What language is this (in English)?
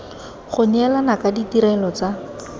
Tswana